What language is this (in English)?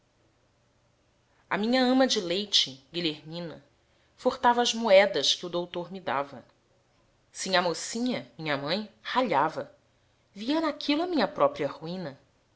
Portuguese